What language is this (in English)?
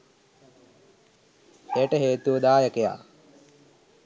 Sinhala